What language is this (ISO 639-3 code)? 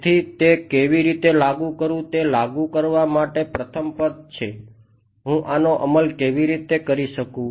guj